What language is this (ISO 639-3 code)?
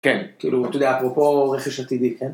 heb